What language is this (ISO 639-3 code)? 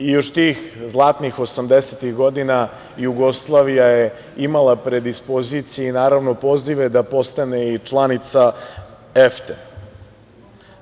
srp